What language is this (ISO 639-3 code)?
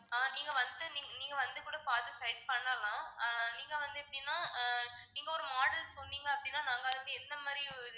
tam